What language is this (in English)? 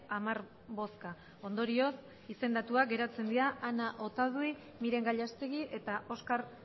Basque